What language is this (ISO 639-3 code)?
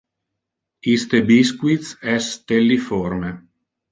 ina